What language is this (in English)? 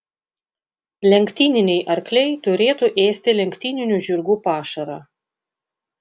Lithuanian